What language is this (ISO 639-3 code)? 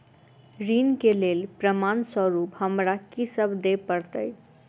mai